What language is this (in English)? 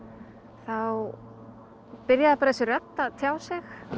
Icelandic